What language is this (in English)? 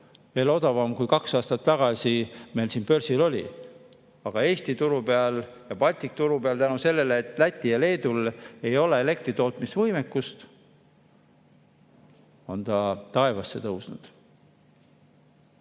Estonian